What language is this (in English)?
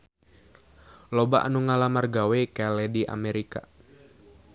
Sundanese